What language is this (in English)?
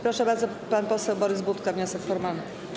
Polish